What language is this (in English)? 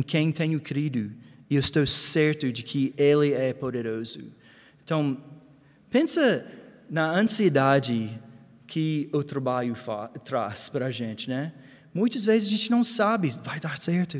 Portuguese